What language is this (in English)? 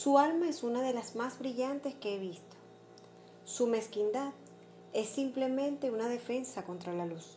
Spanish